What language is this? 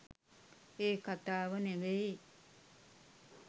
Sinhala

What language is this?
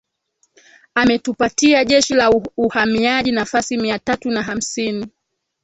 Swahili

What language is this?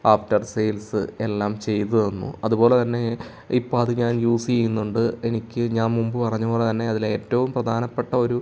Malayalam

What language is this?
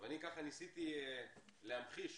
Hebrew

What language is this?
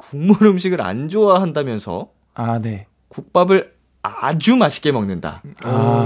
Korean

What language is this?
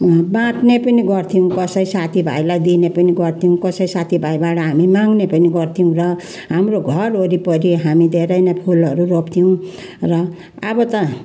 Nepali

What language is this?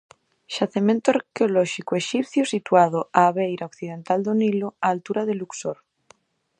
Galician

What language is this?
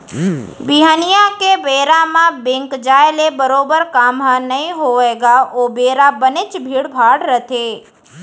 Chhattisgarhi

